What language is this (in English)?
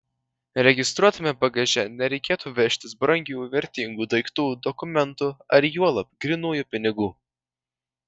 Lithuanian